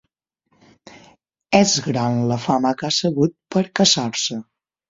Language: Catalan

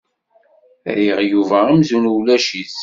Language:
Kabyle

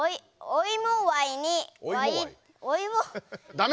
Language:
Japanese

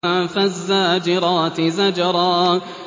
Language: Arabic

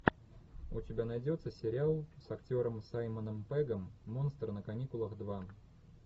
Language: Russian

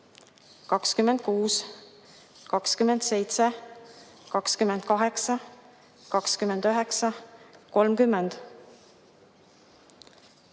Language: Estonian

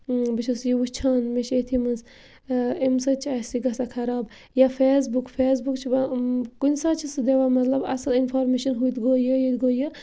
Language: Kashmiri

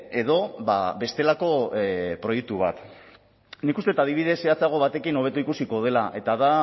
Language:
Basque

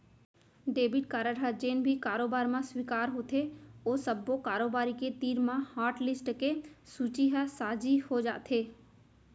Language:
Chhattisgarhi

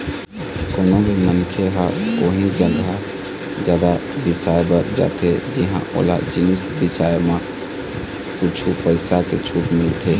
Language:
Chhattisgarhi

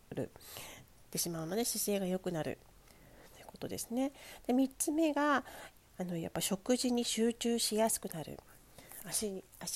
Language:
Japanese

